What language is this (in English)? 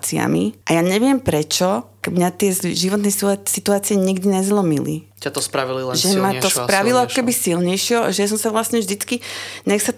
Slovak